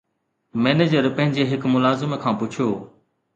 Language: Sindhi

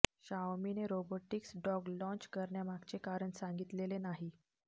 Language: Marathi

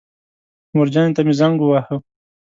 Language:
Pashto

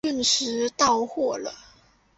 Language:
Chinese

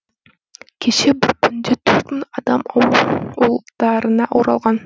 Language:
Kazakh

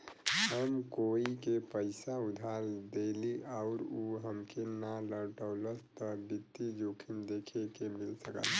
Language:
Bhojpuri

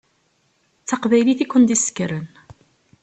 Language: Kabyle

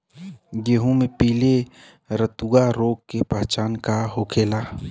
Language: Bhojpuri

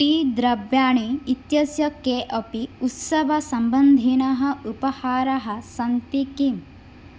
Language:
Sanskrit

